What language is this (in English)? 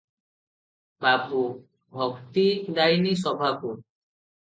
Odia